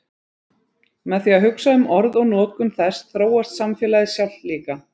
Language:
Icelandic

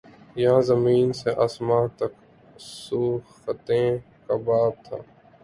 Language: Urdu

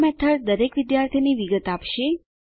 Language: Gujarati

